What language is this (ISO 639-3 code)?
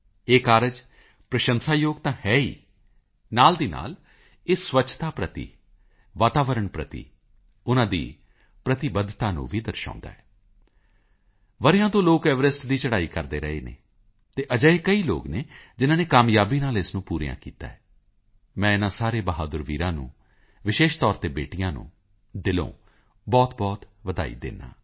pan